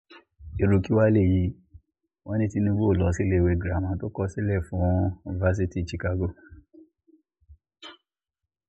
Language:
Yoruba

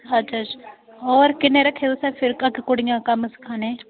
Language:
Dogri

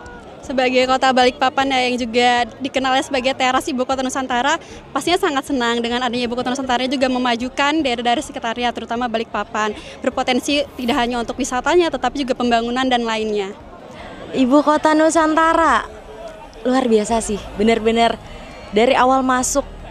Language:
Indonesian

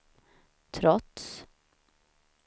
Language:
Swedish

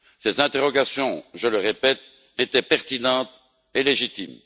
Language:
French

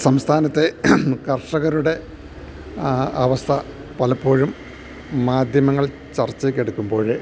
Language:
Malayalam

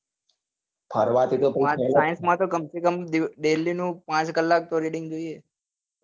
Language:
Gujarati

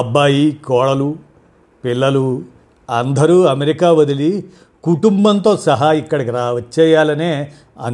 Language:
Telugu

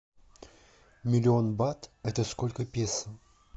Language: Russian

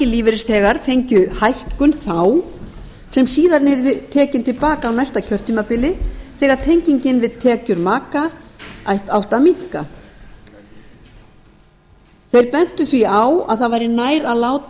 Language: Icelandic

